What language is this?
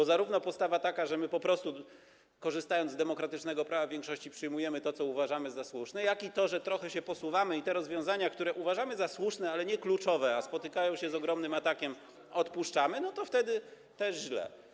Polish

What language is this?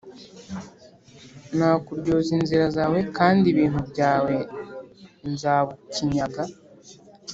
Kinyarwanda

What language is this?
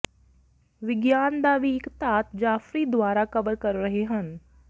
Punjabi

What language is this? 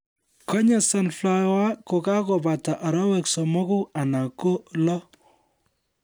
Kalenjin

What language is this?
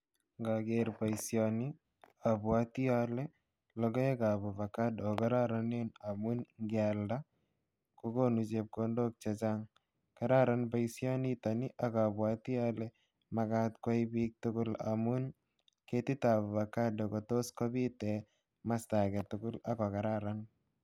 Kalenjin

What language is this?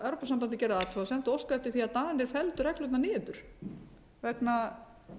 Icelandic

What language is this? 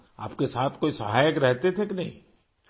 Urdu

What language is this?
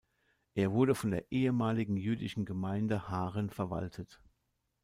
German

